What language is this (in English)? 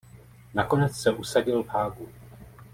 Czech